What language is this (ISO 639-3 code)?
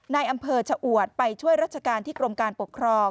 tha